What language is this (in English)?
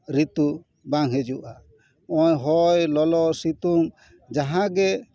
Santali